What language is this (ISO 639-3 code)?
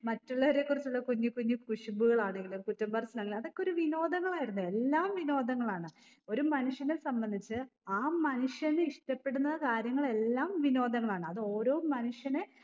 mal